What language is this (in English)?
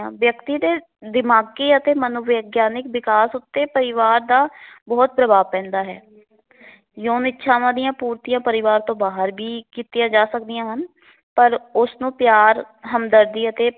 Punjabi